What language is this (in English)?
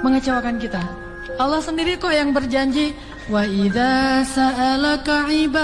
Indonesian